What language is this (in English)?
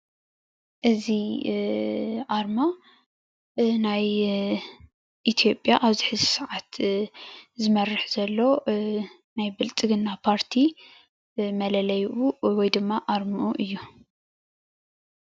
Tigrinya